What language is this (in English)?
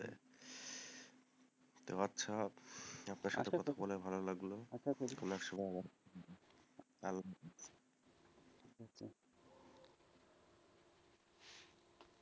Bangla